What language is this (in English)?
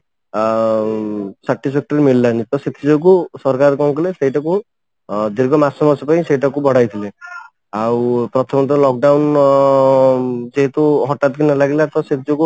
Odia